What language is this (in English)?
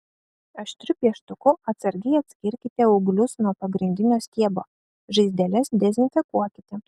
Lithuanian